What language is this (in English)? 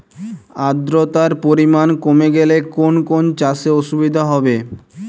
Bangla